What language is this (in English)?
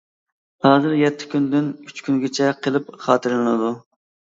Uyghur